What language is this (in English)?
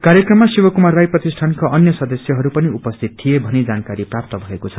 Nepali